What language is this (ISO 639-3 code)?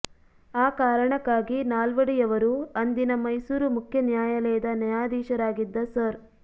kan